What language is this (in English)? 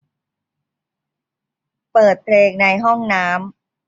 Thai